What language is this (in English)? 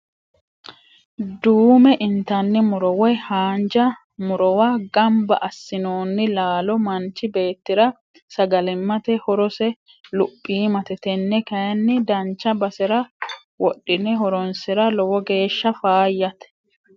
Sidamo